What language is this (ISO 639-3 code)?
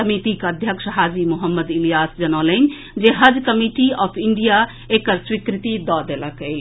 mai